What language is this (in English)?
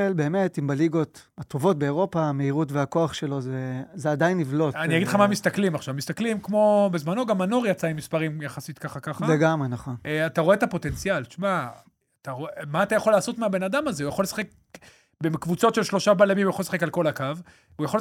Hebrew